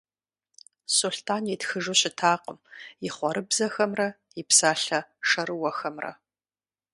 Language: Kabardian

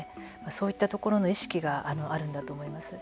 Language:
Japanese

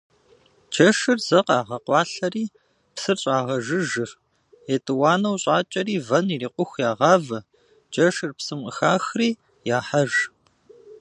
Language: Kabardian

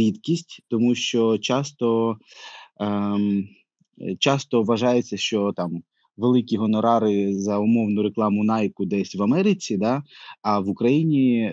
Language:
Ukrainian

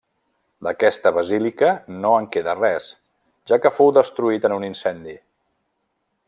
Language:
Catalan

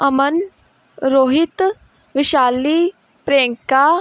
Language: Punjabi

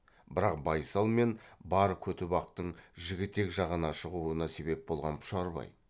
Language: Kazakh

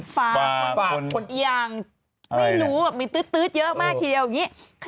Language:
Thai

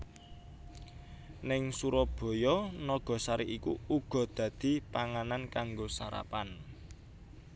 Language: Javanese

